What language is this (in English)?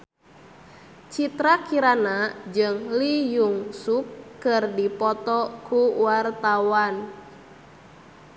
Sundanese